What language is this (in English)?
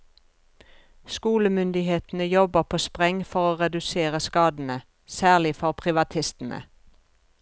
Norwegian